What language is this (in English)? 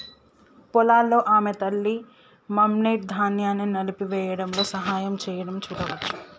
Telugu